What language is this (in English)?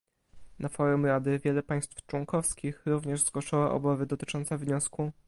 Polish